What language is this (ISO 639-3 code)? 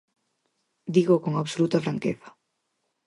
glg